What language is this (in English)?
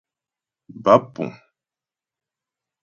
Ghomala